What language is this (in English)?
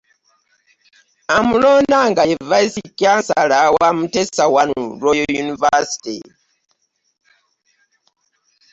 Ganda